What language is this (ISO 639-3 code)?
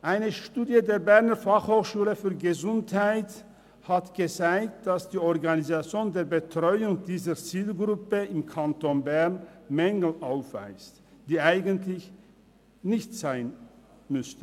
gsw